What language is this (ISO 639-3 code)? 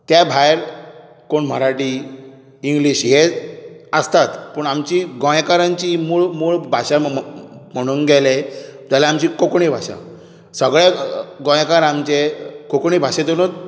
kok